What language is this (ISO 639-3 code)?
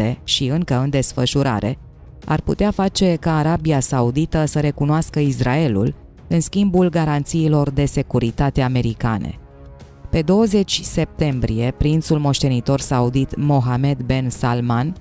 ron